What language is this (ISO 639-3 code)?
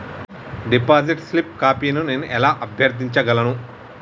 tel